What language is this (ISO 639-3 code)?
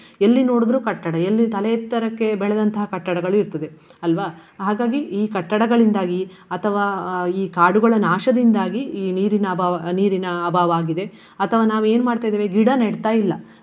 kan